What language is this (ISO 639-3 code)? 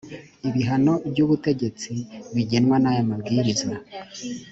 kin